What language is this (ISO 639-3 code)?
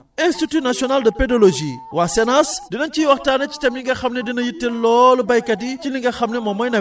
wol